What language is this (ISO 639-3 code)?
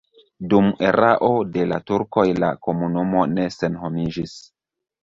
epo